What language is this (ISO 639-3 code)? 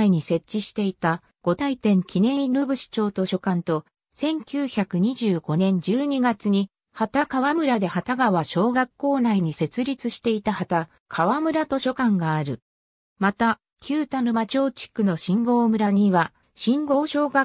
jpn